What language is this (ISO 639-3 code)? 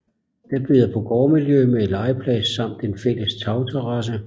dan